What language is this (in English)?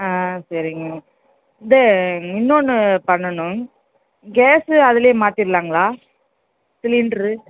Tamil